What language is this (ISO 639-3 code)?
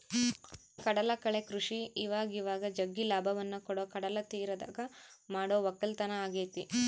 kan